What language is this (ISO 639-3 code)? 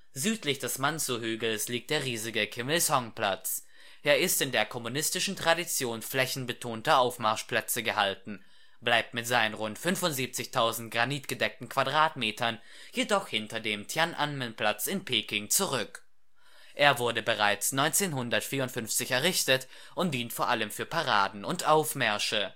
deu